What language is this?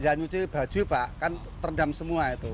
Indonesian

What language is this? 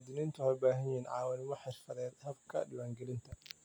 Somali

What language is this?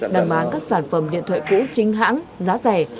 Vietnamese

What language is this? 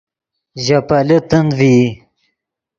Yidgha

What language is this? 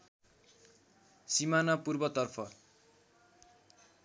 Nepali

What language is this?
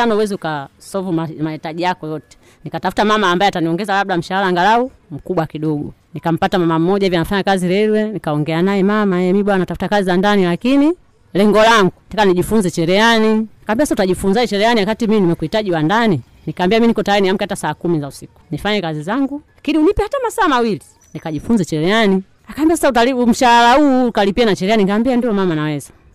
Swahili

